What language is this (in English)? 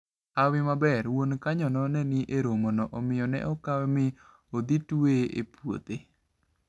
Luo (Kenya and Tanzania)